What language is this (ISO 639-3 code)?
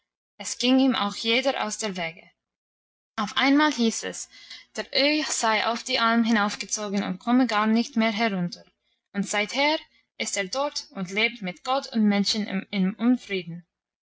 deu